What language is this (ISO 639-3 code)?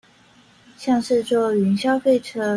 zho